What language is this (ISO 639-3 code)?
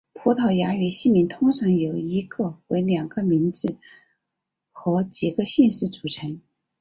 zho